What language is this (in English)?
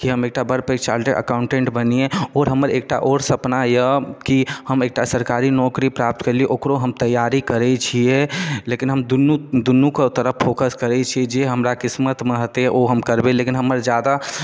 Maithili